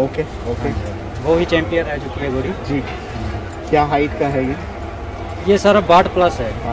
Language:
Hindi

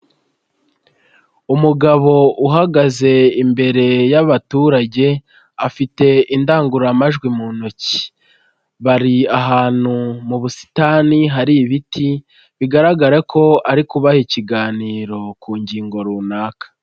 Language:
Kinyarwanda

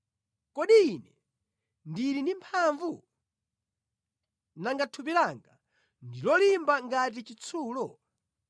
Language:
Nyanja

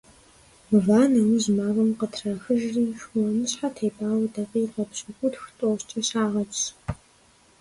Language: Kabardian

